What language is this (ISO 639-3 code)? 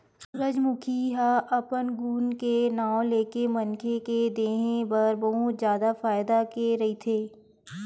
hne